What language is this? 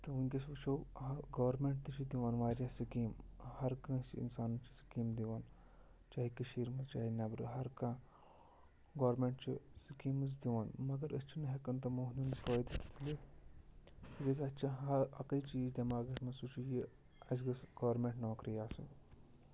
Kashmiri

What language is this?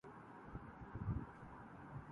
Urdu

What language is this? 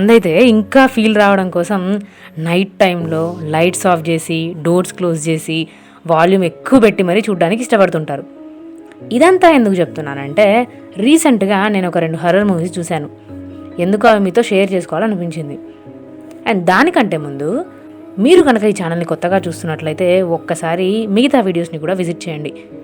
Telugu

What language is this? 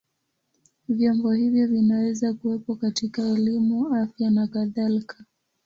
Swahili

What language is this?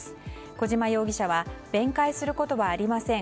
Japanese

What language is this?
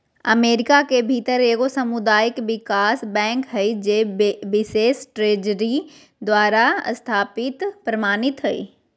Magahi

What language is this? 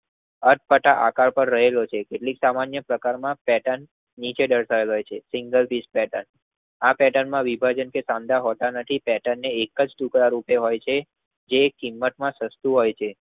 Gujarati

